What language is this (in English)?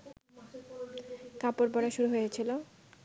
Bangla